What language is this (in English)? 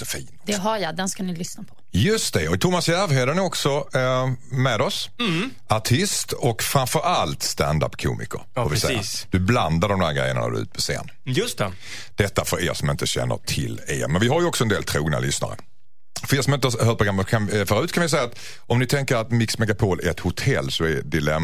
Swedish